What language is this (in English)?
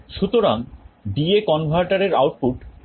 Bangla